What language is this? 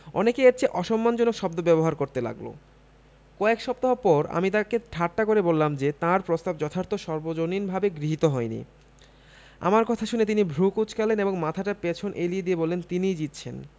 Bangla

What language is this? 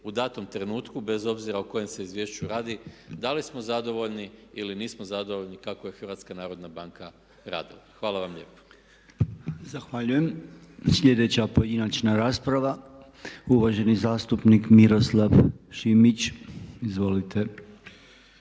Croatian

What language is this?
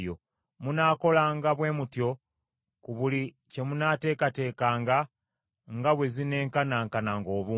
Ganda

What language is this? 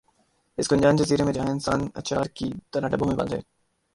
Urdu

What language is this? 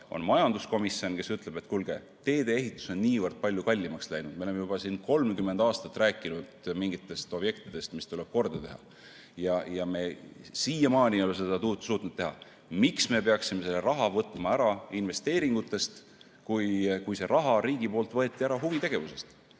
Estonian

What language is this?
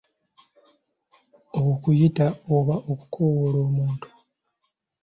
Ganda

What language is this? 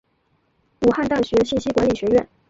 Chinese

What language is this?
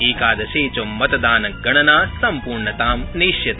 Sanskrit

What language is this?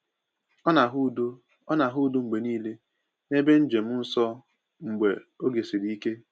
Igbo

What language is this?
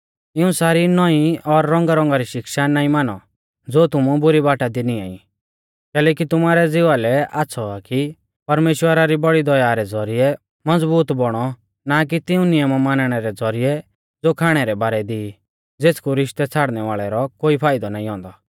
Mahasu Pahari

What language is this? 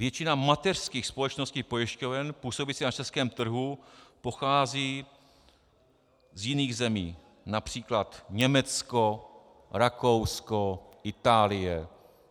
Czech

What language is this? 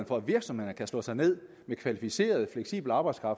Danish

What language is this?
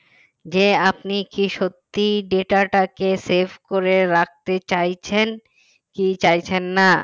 Bangla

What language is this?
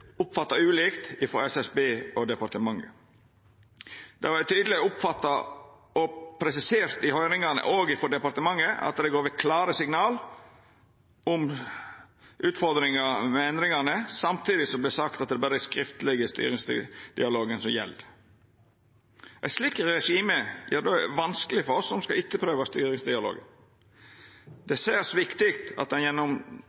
Norwegian Nynorsk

